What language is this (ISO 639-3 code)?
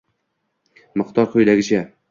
uzb